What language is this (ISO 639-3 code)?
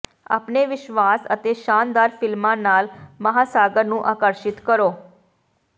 pan